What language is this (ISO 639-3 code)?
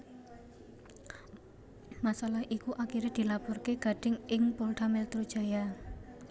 jav